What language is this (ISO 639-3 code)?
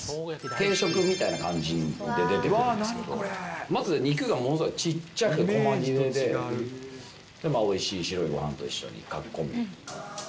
jpn